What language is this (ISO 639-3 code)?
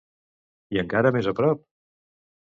cat